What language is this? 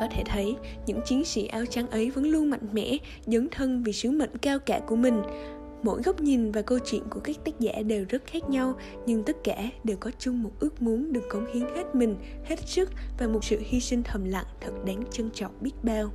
Vietnamese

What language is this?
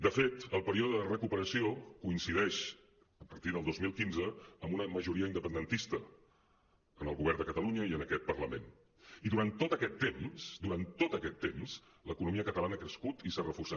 Catalan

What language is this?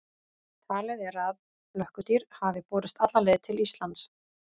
Icelandic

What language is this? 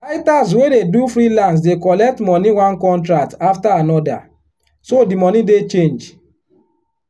Nigerian Pidgin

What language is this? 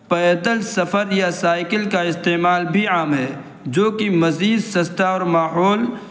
Urdu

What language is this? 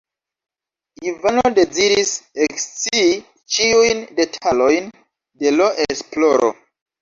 Esperanto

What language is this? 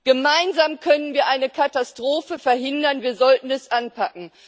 German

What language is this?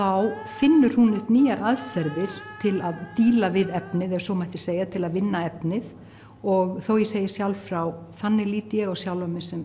Icelandic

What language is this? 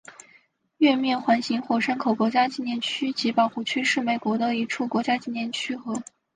Chinese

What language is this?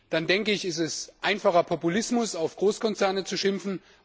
German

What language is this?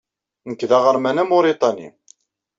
Kabyle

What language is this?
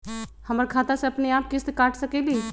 Magahi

